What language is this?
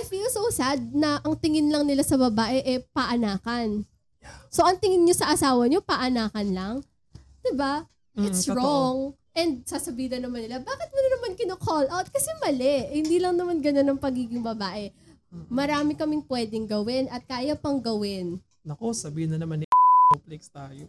Filipino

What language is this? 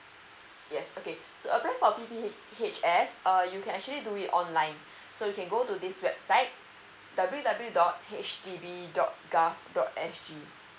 English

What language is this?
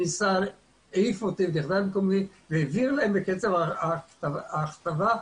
Hebrew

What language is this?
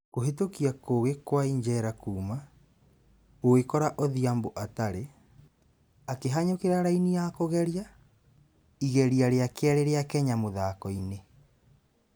Kikuyu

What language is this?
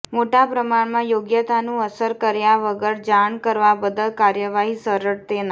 Gujarati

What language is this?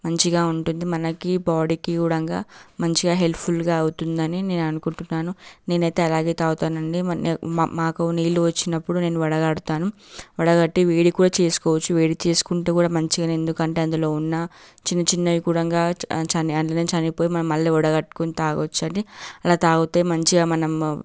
Telugu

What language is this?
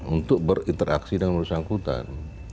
Indonesian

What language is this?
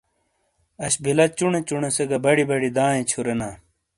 Shina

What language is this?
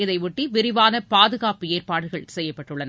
Tamil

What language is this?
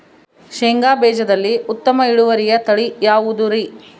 Kannada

